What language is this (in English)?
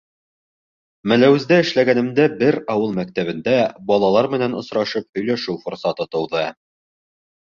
Bashkir